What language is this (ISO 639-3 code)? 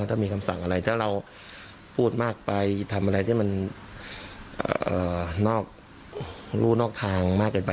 tha